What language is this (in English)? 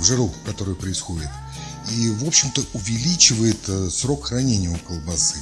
Russian